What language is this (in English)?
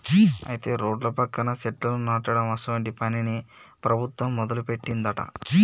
Telugu